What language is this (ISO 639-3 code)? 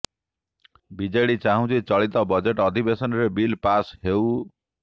ori